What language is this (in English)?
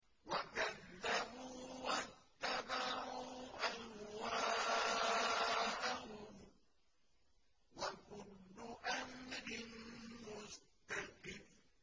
Arabic